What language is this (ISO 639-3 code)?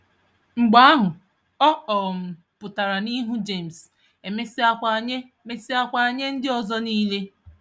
ibo